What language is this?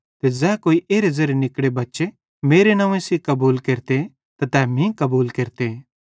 Bhadrawahi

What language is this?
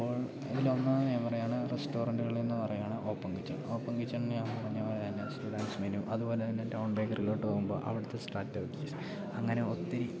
Malayalam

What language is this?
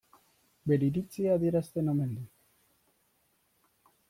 Basque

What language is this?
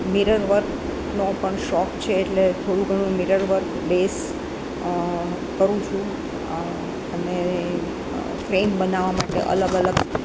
Gujarati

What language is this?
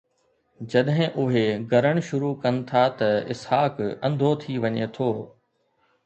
Sindhi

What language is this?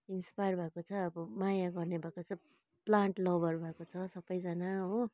Nepali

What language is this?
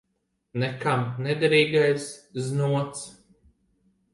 Latvian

